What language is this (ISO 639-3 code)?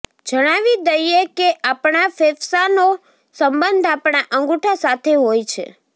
guj